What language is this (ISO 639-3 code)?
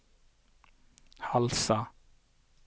nor